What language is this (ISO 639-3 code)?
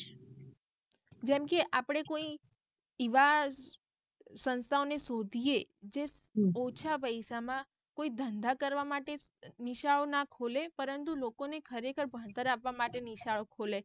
guj